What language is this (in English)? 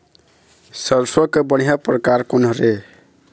Chhattisgarhi